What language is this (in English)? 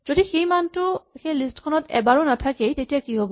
Assamese